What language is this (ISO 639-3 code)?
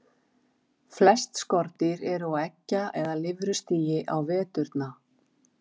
isl